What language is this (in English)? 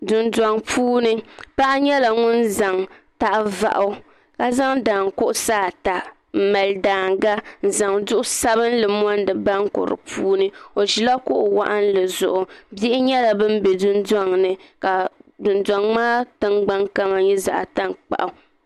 Dagbani